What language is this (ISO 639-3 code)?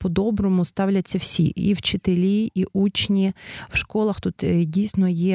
ukr